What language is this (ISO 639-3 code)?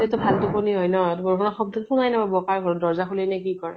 asm